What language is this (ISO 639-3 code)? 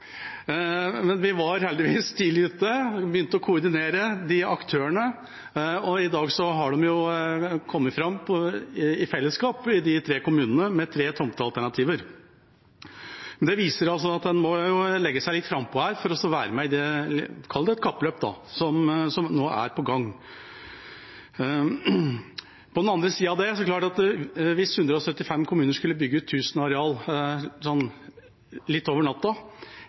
nob